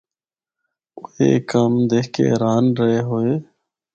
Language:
Northern Hindko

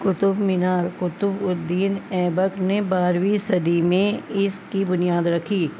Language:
Urdu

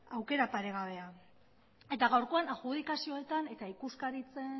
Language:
Basque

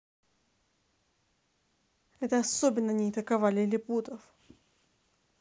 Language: Russian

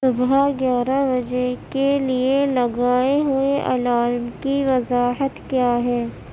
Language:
Urdu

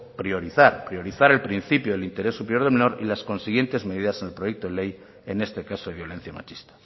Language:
Spanish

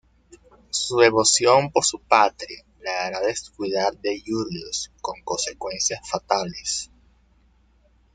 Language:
Spanish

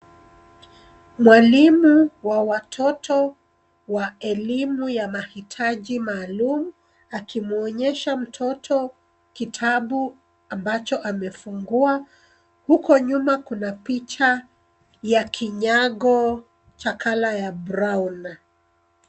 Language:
Swahili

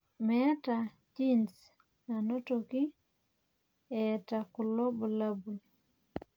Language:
Masai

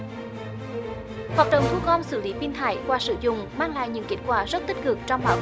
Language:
Vietnamese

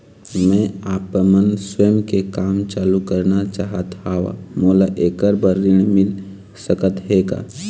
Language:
Chhattisgarhi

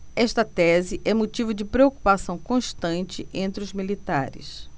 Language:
Portuguese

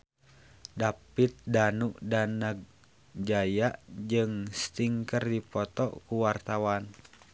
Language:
Sundanese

